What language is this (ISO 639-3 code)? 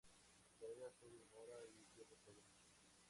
spa